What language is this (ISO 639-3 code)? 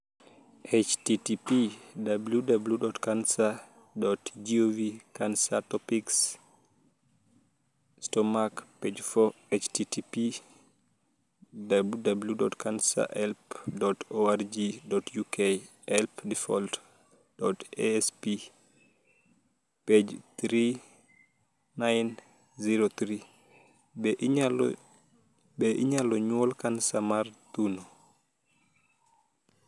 luo